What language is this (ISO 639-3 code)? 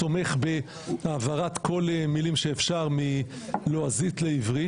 heb